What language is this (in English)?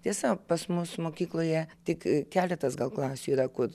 Lithuanian